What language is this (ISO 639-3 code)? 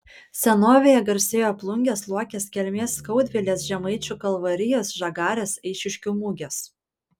lit